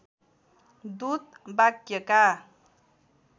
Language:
Nepali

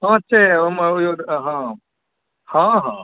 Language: Maithili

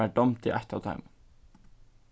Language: Faroese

